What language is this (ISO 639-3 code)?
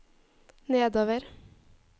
nor